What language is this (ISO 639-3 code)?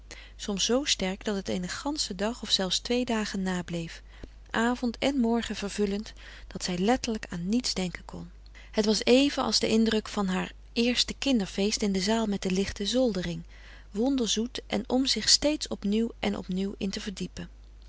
nld